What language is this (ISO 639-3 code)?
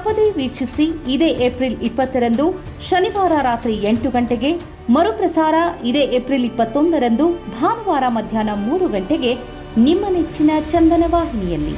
kan